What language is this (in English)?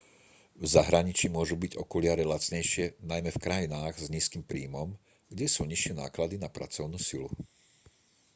Slovak